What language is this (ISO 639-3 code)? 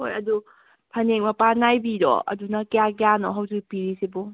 mni